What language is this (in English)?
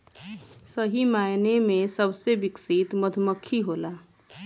Bhojpuri